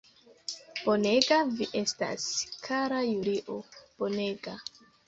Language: Esperanto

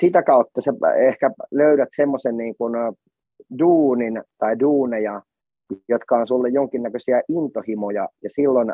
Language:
Finnish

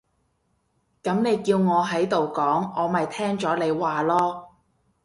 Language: Cantonese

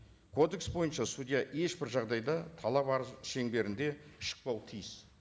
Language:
Kazakh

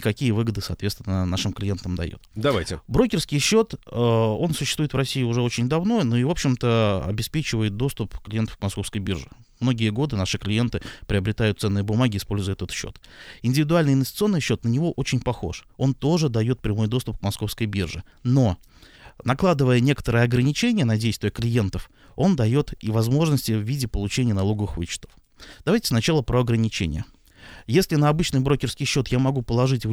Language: Russian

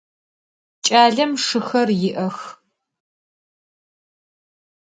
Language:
Adyghe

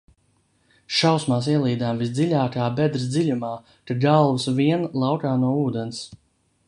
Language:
Latvian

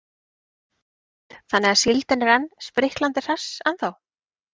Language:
Icelandic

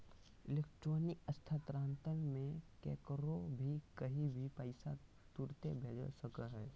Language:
Magahi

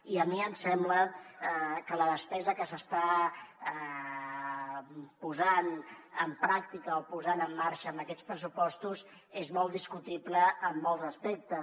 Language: Catalan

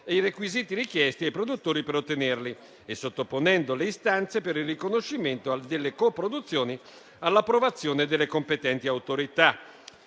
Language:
Italian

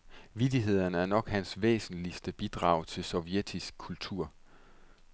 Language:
Danish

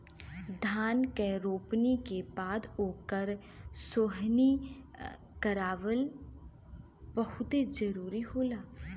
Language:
Bhojpuri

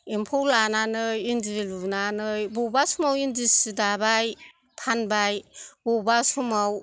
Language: Bodo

